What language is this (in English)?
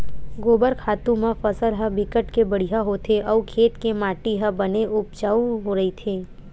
Chhattisgarhi